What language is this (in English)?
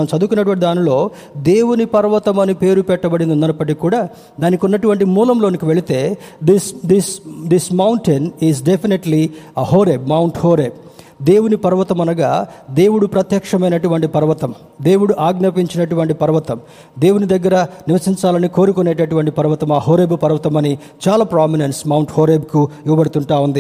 Telugu